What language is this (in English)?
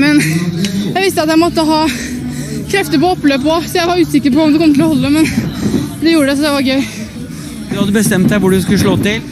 Norwegian